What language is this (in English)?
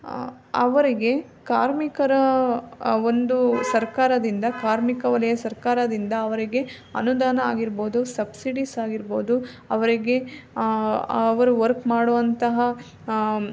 Kannada